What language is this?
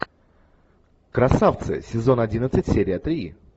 Russian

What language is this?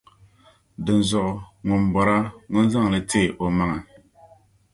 Dagbani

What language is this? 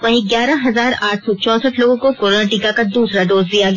Hindi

